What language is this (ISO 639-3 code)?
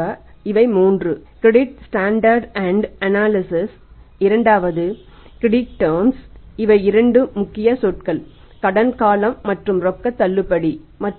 tam